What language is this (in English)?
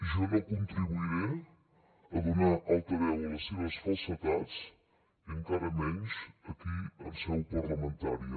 Catalan